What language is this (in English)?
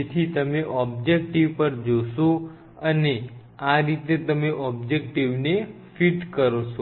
Gujarati